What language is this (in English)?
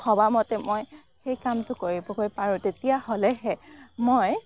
Assamese